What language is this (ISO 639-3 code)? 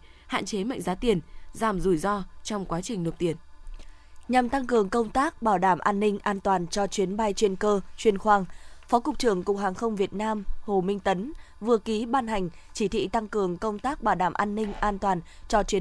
vie